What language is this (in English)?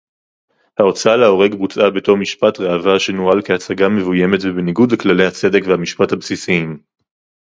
Hebrew